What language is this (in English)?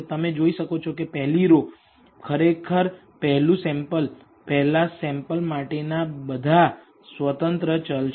Gujarati